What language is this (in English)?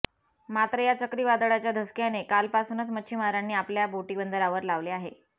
Marathi